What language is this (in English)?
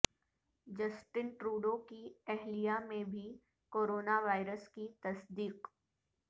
Urdu